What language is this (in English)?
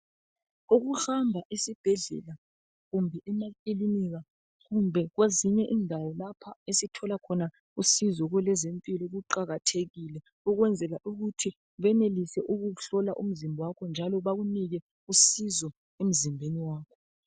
North Ndebele